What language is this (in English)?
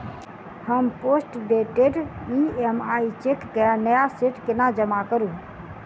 Maithili